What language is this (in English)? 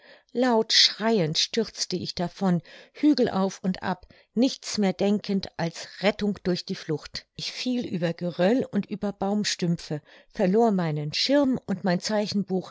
German